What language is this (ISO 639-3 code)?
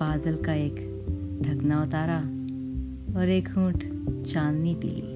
hin